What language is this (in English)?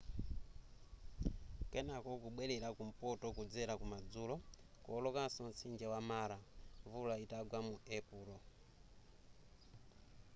Nyanja